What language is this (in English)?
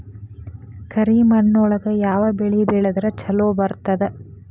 Kannada